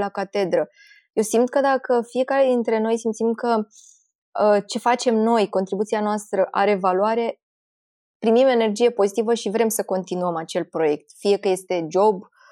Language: Romanian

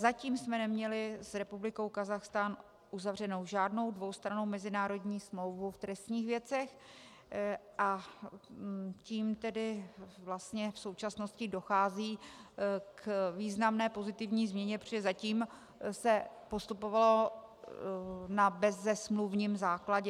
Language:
Czech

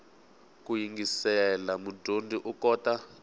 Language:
Tsonga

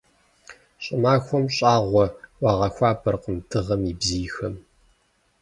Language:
Kabardian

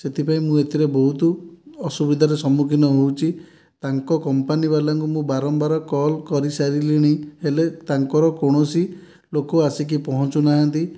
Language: Odia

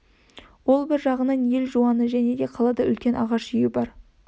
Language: Kazakh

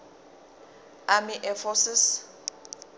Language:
Zulu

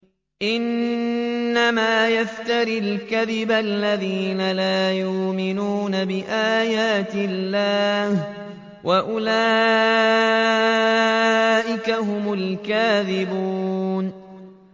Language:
Arabic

